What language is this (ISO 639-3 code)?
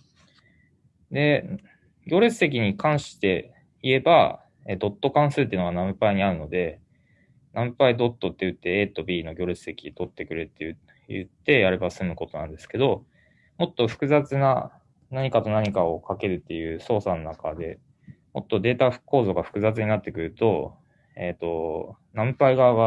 jpn